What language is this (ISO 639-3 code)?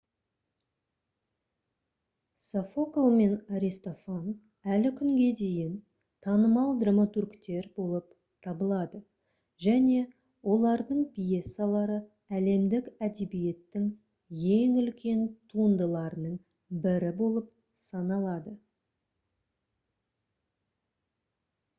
kaz